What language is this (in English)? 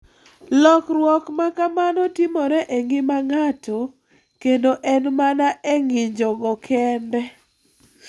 Luo (Kenya and Tanzania)